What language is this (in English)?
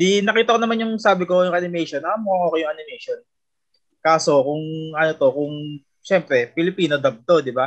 Filipino